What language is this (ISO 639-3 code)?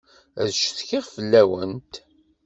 kab